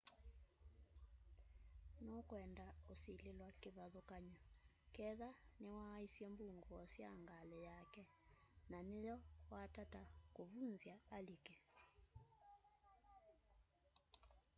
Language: Kamba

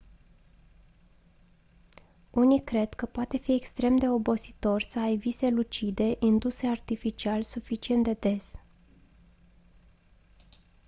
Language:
Romanian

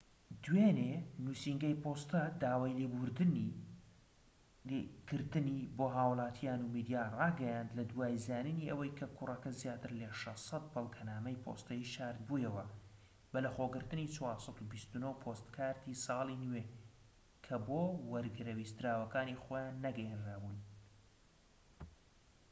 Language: Central Kurdish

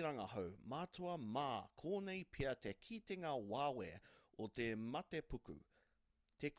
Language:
Māori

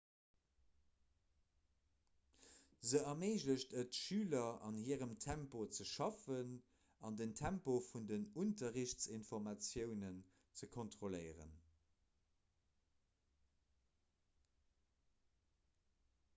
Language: Luxembourgish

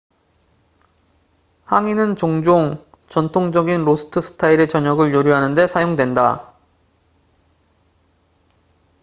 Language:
Korean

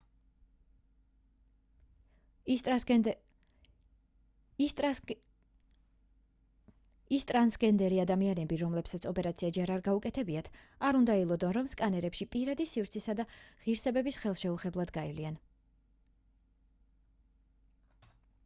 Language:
Georgian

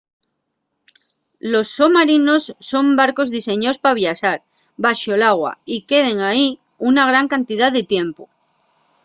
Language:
Asturian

